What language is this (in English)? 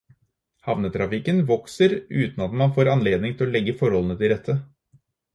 Norwegian Bokmål